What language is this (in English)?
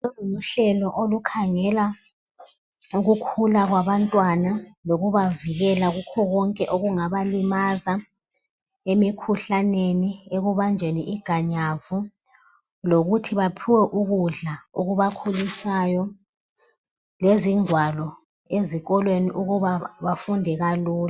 North Ndebele